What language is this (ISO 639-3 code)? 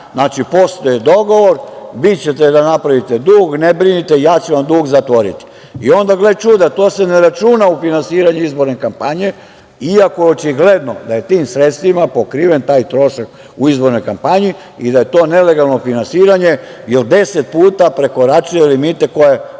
srp